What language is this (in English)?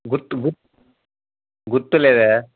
Telugu